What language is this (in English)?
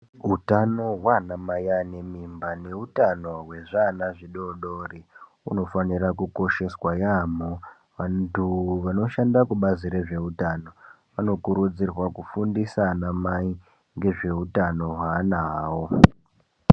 Ndau